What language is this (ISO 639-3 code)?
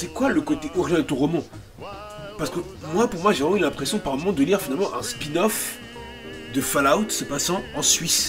fra